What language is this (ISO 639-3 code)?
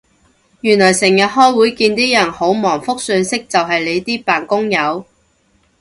yue